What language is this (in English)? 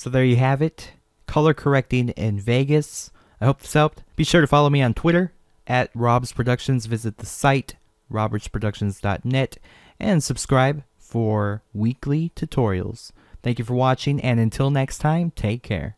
English